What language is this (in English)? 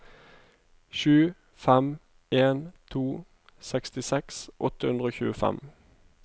Norwegian